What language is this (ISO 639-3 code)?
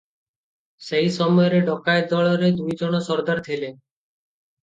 ori